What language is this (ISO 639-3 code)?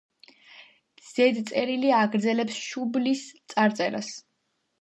kat